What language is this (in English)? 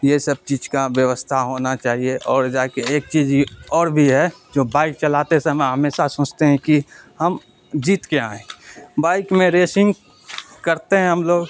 Urdu